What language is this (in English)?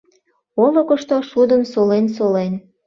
Mari